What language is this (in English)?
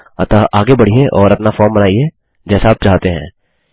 Hindi